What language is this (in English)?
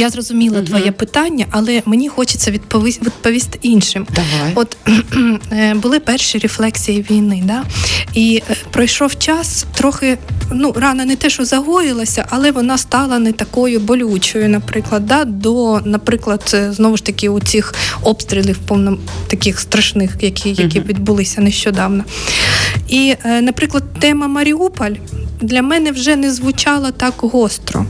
Ukrainian